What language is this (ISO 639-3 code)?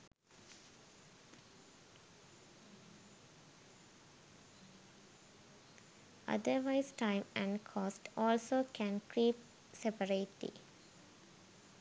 sin